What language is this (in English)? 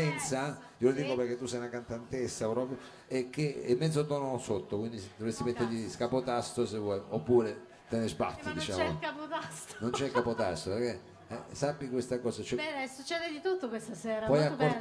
Italian